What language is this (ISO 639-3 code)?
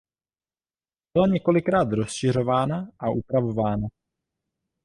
ces